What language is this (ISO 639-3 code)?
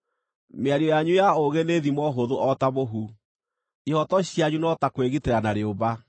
kik